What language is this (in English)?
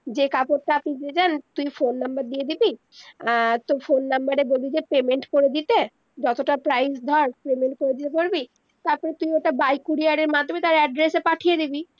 Bangla